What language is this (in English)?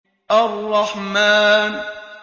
Arabic